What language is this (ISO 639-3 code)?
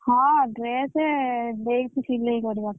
ori